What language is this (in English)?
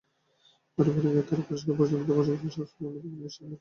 Bangla